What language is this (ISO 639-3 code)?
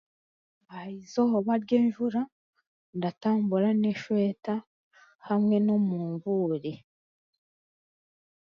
cgg